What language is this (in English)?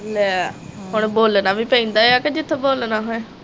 Punjabi